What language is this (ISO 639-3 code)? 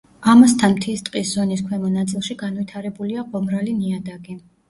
kat